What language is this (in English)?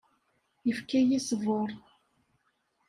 Kabyle